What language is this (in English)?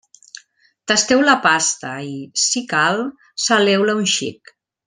Catalan